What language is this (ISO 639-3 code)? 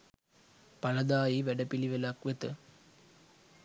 sin